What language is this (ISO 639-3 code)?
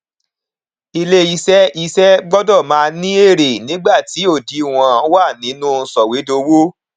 yor